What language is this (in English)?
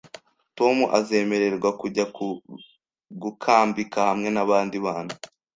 Kinyarwanda